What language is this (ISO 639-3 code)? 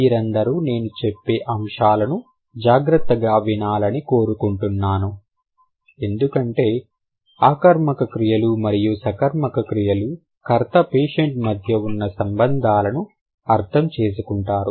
tel